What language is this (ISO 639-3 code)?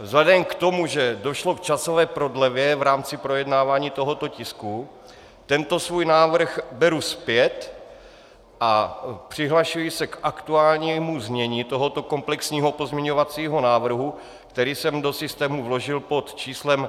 ces